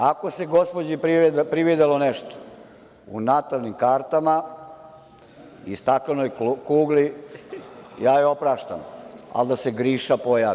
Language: Serbian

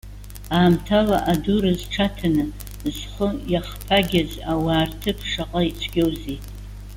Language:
Abkhazian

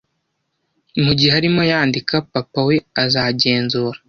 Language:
Kinyarwanda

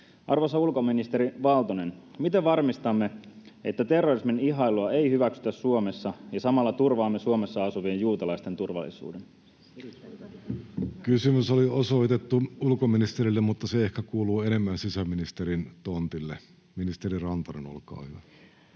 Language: Finnish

